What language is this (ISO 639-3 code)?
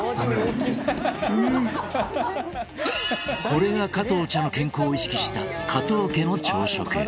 jpn